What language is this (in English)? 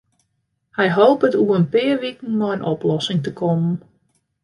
Western Frisian